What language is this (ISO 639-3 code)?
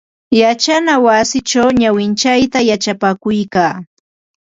qva